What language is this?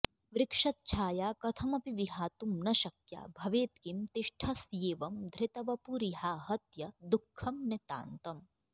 Sanskrit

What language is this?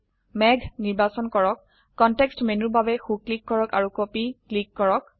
Assamese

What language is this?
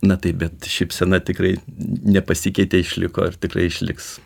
Lithuanian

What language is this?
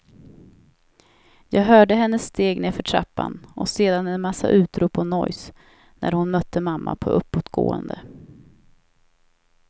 Swedish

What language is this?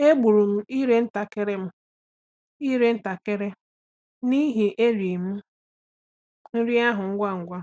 Igbo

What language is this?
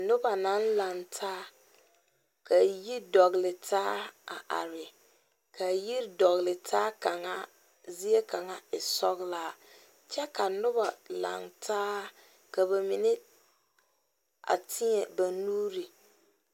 Southern Dagaare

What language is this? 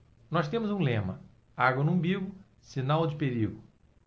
Portuguese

